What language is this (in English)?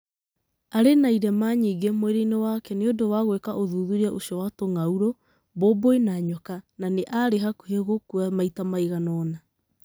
Kikuyu